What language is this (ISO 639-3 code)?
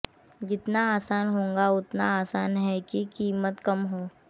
hin